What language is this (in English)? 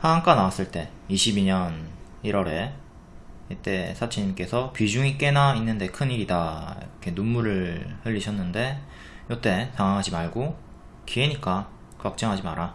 Korean